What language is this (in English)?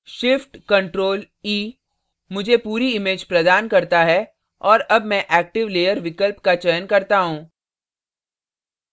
Hindi